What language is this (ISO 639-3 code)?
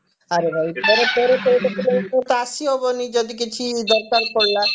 ori